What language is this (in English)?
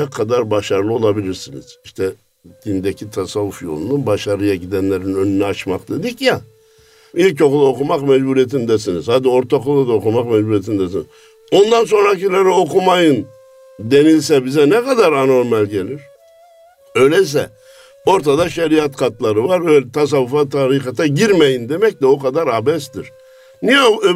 Turkish